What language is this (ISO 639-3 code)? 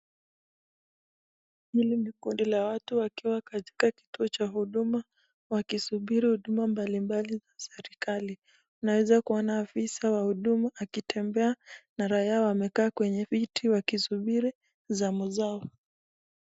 swa